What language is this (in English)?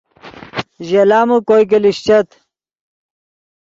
Yidgha